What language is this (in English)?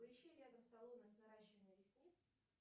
Russian